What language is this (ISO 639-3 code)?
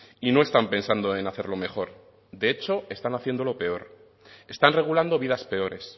spa